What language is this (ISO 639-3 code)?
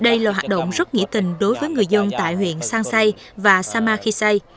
vie